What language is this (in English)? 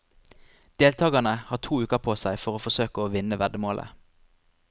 Norwegian